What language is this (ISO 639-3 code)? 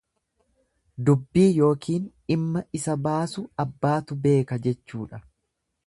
orm